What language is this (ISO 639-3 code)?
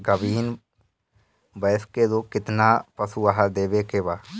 bho